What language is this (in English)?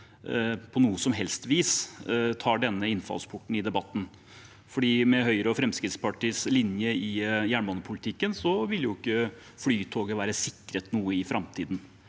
Norwegian